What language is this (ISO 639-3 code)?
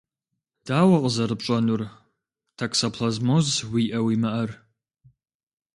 kbd